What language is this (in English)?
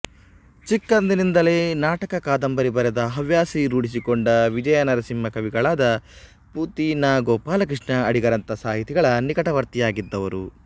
Kannada